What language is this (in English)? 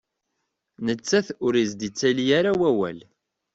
Kabyle